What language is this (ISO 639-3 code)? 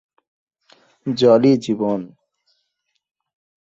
ben